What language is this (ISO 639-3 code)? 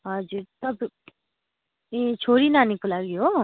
nep